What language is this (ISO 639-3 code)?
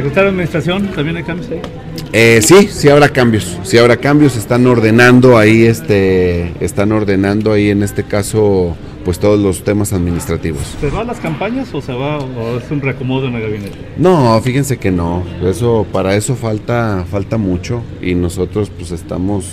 spa